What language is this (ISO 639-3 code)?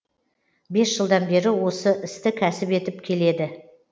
kaz